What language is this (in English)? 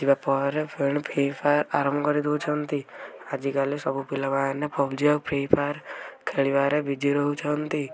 Odia